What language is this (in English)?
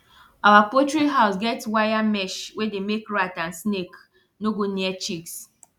Nigerian Pidgin